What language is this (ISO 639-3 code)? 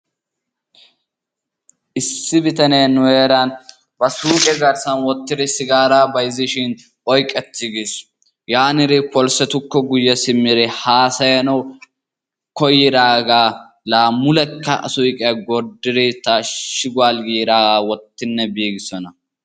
wal